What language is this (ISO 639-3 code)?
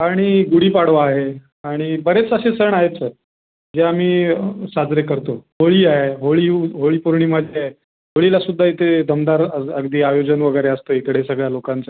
mar